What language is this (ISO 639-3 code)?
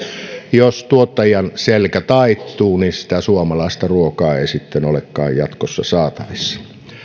fin